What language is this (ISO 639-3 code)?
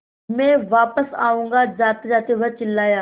hin